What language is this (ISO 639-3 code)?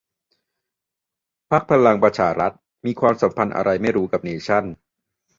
tha